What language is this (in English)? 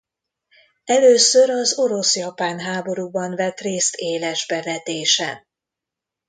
Hungarian